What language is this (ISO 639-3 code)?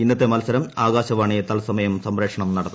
mal